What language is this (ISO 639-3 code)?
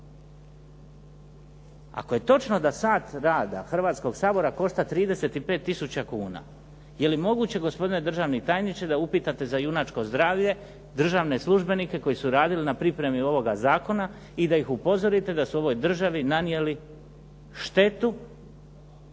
hrv